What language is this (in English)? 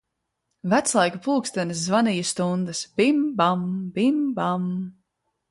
Latvian